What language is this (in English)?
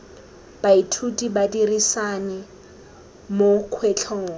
Tswana